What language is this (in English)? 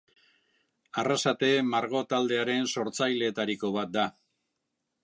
Basque